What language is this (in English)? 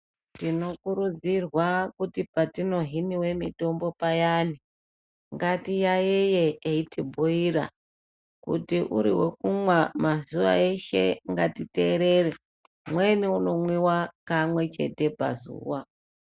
Ndau